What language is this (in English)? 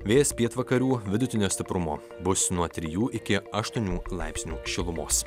Lithuanian